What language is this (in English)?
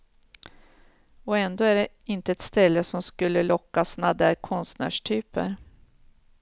Swedish